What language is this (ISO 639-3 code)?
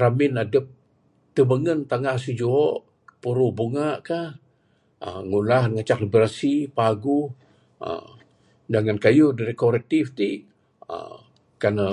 sdo